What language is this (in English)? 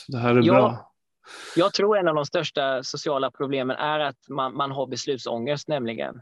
Swedish